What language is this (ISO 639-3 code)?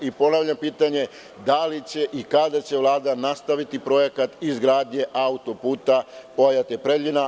srp